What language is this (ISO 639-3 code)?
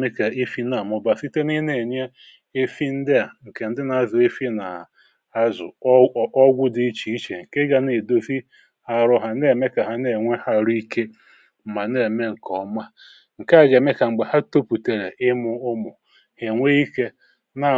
ibo